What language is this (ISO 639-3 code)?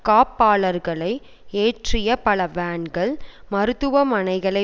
tam